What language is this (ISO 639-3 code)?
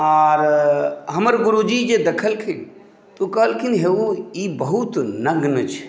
mai